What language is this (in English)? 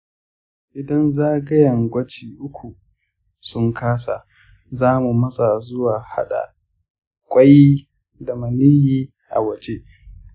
Hausa